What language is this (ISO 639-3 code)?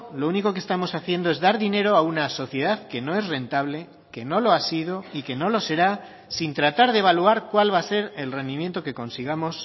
spa